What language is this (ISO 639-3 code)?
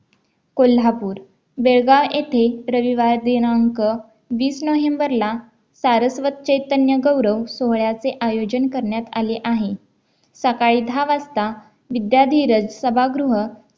mar